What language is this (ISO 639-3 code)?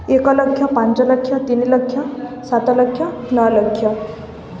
ori